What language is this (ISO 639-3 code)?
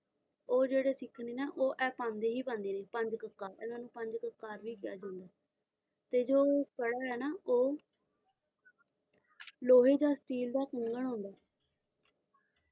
pan